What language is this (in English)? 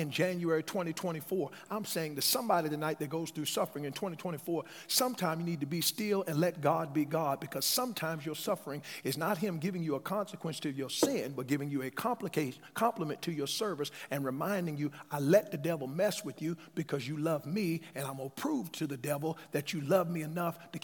English